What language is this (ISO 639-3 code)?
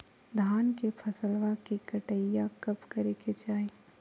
mag